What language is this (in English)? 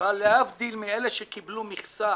Hebrew